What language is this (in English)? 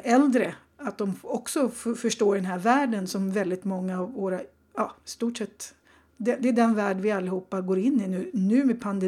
Swedish